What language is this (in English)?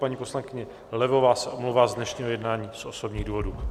Czech